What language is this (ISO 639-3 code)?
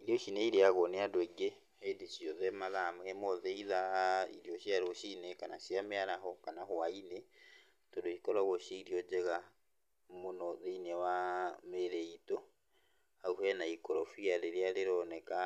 kik